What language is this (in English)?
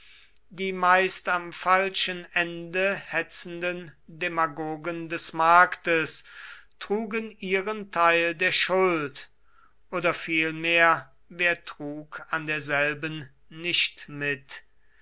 German